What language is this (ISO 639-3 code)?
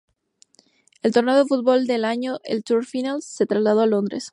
spa